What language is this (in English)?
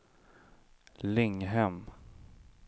Swedish